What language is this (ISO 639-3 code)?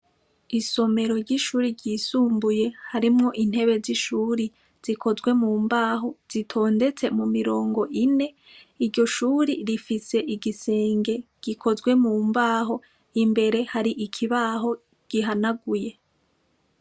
run